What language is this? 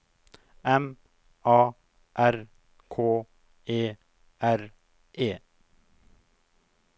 Norwegian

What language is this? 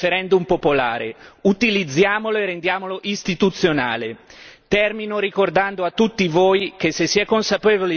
Italian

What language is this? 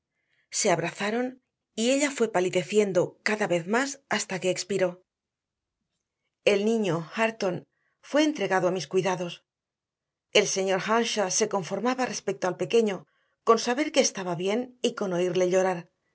Spanish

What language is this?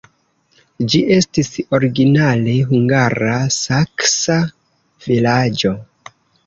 Esperanto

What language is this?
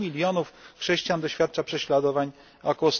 Polish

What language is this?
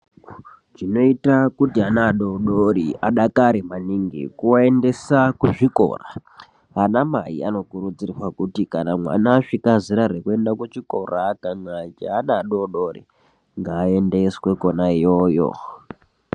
Ndau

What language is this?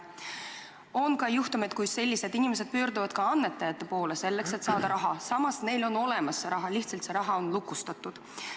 Estonian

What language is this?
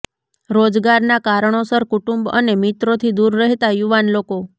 Gujarati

